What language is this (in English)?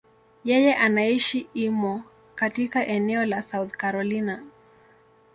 Swahili